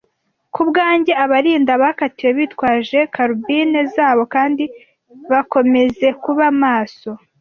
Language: Kinyarwanda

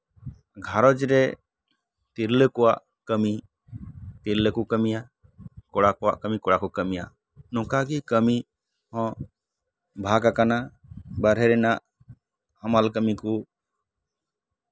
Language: Santali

